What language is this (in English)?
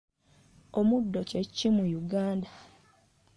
Ganda